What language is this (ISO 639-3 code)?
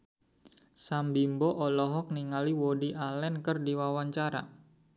sun